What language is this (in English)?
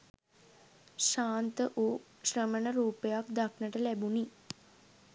Sinhala